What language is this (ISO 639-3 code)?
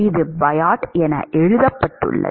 tam